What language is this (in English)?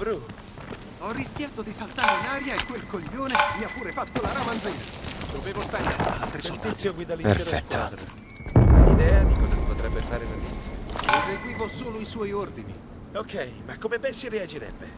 Italian